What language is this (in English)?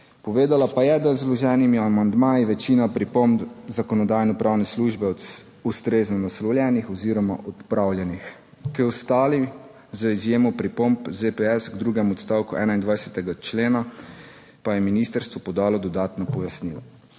Slovenian